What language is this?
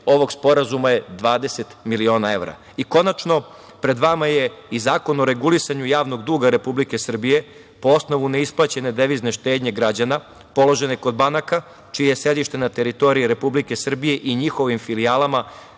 Serbian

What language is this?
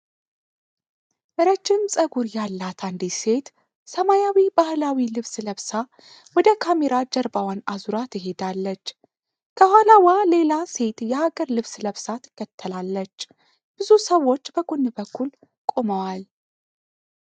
Amharic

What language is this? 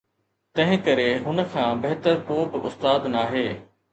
Sindhi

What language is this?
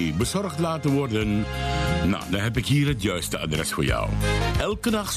Dutch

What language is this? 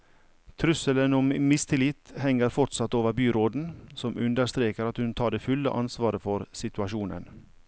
Norwegian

